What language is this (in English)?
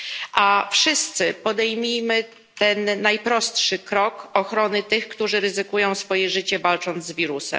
Polish